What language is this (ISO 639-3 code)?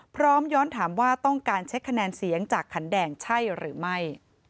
tha